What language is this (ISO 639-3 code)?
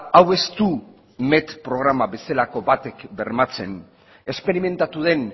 eus